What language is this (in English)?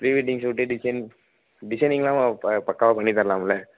Tamil